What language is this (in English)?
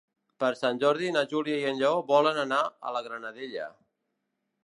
Catalan